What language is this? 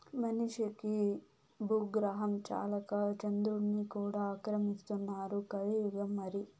Telugu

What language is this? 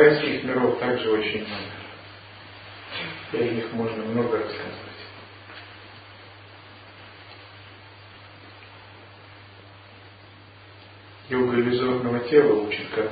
Russian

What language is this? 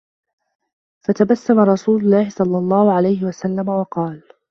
Arabic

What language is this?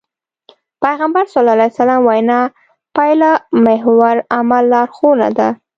Pashto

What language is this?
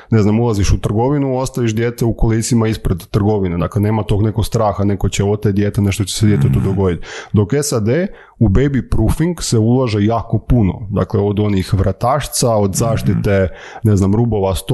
Croatian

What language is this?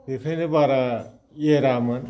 Bodo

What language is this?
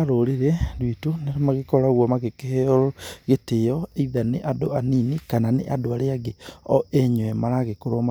Kikuyu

